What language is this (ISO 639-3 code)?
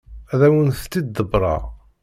kab